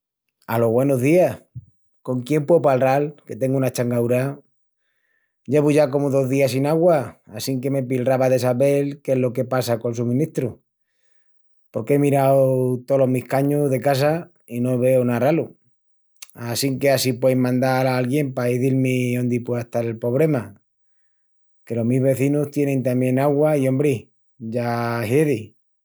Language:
Extremaduran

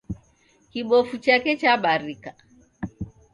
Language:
Taita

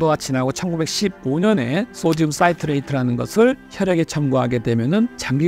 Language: Korean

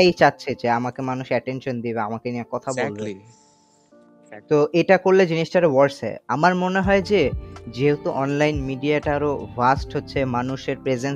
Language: Bangla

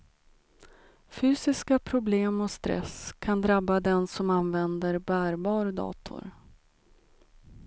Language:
Swedish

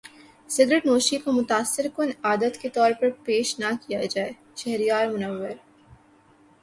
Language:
Urdu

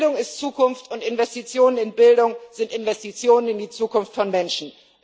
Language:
German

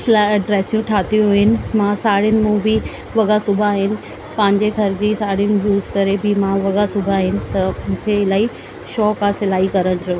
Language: Sindhi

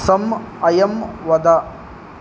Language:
Sanskrit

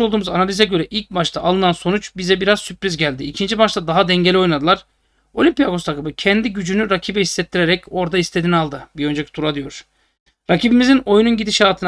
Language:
Turkish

